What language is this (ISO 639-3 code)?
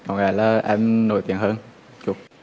vie